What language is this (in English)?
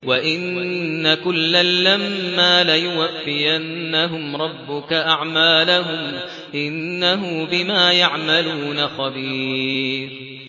Arabic